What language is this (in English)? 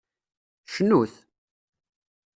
Kabyle